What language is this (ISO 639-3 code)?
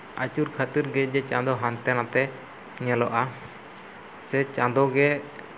sat